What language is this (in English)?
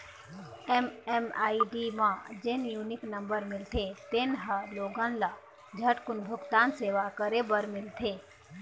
Chhattisgarhi